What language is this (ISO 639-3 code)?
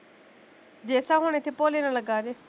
pan